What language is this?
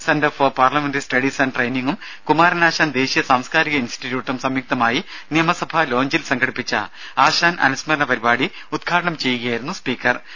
Malayalam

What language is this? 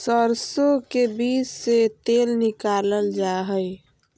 Magahi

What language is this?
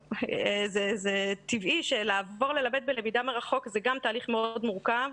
Hebrew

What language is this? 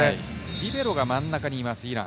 Japanese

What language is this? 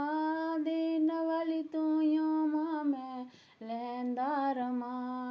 Dogri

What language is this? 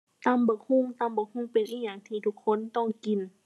Thai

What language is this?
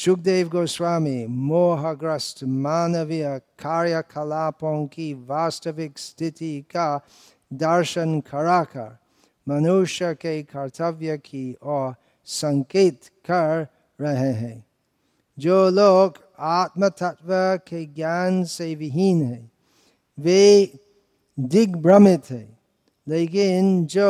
Hindi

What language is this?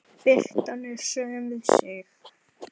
Icelandic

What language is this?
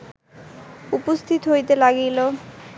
Bangla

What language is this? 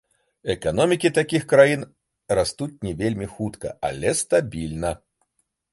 Belarusian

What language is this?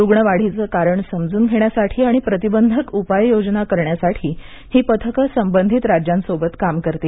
Marathi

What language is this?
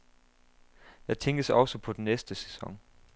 Danish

